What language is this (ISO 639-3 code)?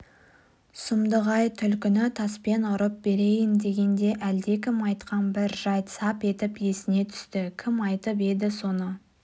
kaz